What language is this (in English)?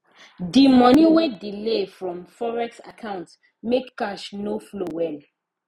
Nigerian Pidgin